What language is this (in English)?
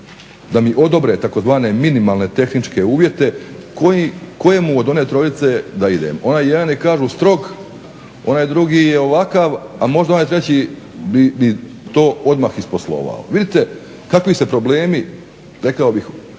Croatian